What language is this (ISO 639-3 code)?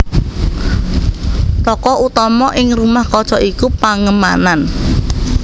jav